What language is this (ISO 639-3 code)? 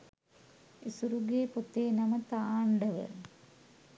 sin